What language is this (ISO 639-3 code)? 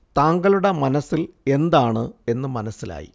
mal